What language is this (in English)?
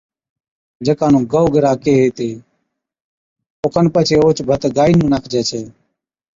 Od